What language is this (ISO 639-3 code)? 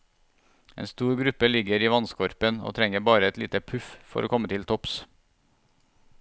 nor